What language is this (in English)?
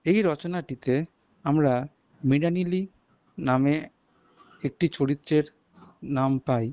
Bangla